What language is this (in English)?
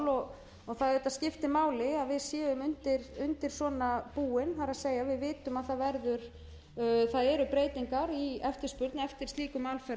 Icelandic